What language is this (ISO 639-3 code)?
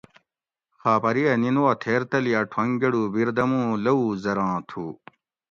gwc